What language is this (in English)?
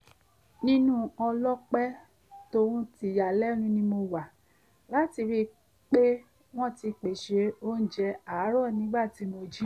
Yoruba